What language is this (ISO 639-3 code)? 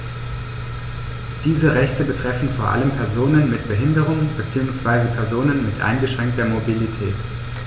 deu